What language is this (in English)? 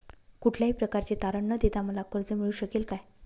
Marathi